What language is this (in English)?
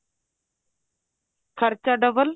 Punjabi